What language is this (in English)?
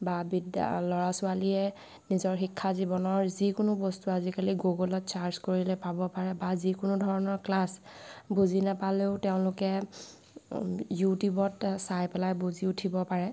Assamese